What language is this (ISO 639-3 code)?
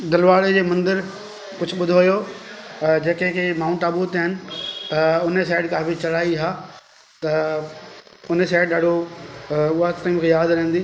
snd